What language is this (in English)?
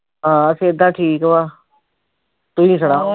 Punjabi